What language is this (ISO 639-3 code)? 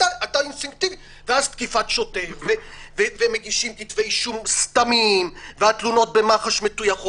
heb